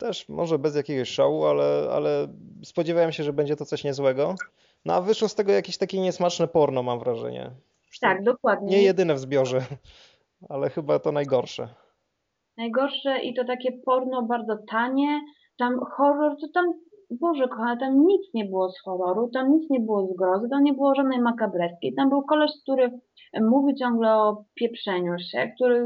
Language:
Polish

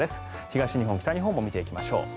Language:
Japanese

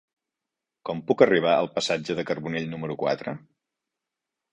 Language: Catalan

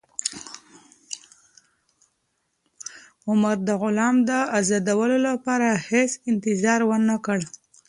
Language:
Pashto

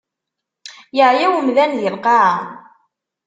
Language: Kabyle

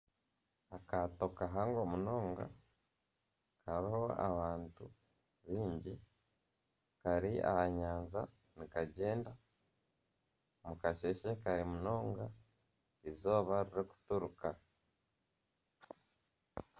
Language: Nyankole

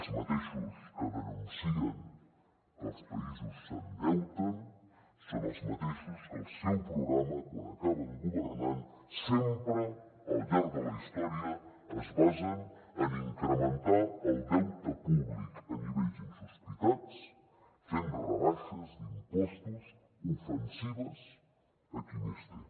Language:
Catalan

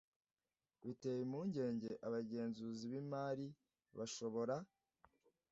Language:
Kinyarwanda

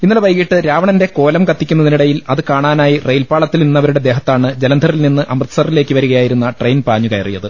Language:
Malayalam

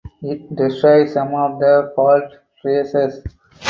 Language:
English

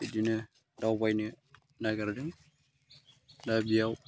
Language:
Bodo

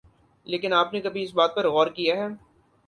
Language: Urdu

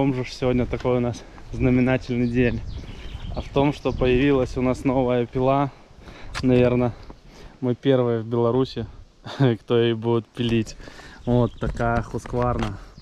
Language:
Russian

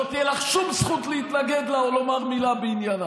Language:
Hebrew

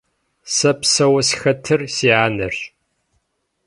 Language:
Kabardian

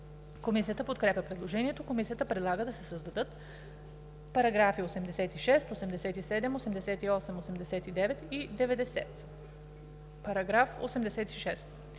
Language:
Bulgarian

